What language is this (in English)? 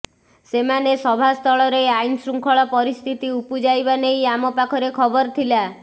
Odia